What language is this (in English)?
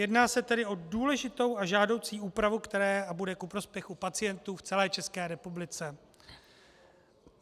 Czech